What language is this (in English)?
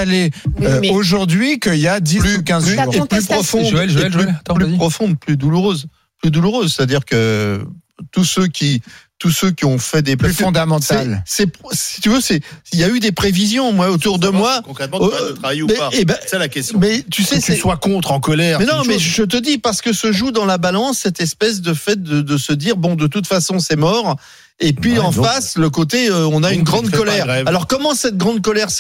French